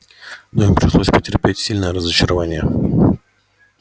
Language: Russian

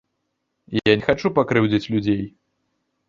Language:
Belarusian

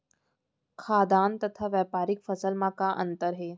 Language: Chhattisgarhi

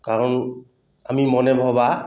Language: Assamese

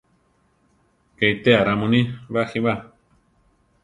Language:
Central Tarahumara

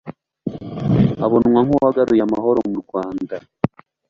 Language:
Kinyarwanda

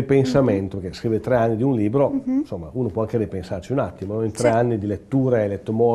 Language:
Italian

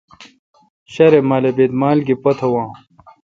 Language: Kalkoti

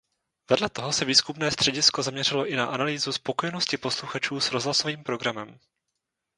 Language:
Czech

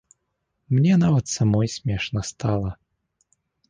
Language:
Belarusian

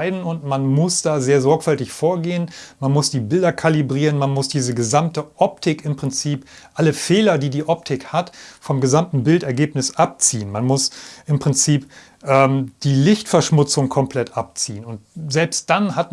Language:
German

